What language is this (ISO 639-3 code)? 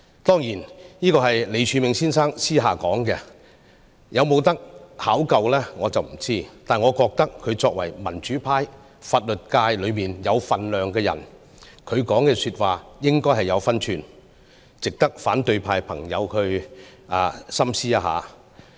yue